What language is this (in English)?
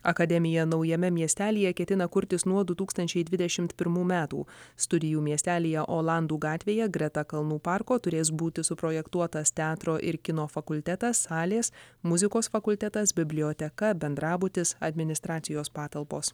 Lithuanian